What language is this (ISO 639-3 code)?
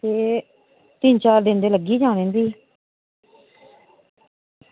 doi